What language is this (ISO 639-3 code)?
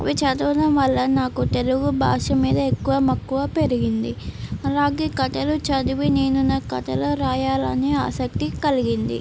tel